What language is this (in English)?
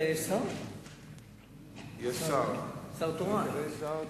Hebrew